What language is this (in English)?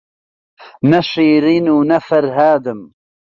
Central Kurdish